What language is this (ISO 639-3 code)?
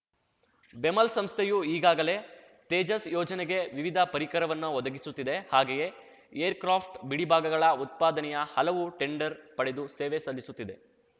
kan